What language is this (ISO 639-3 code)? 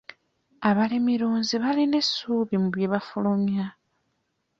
lug